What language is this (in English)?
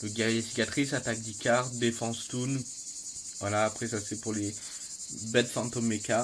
French